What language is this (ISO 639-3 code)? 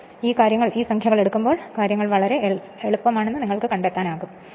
mal